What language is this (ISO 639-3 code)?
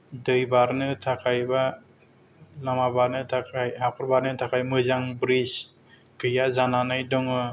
brx